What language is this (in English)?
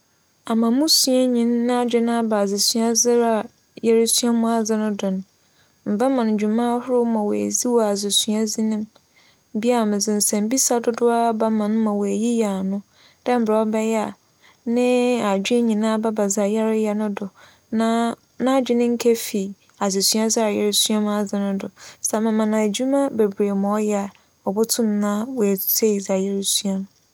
Akan